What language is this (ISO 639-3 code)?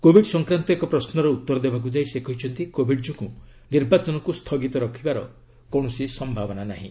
ori